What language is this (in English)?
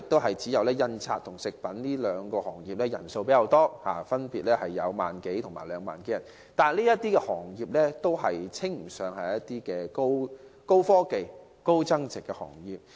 Cantonese